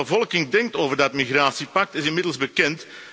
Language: Dutch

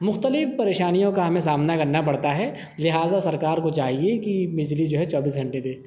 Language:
Urdu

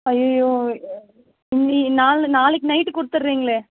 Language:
Tamil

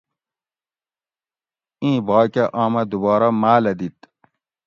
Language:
Gawri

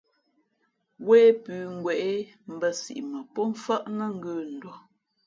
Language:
Fe'fe'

